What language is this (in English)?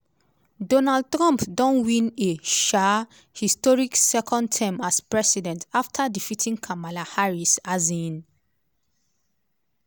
Nigerian Pidgin